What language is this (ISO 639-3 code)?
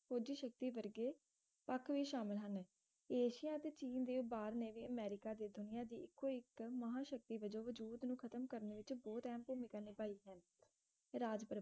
pan